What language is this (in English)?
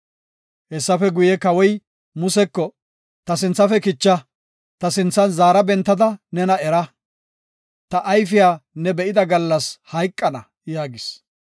Gofa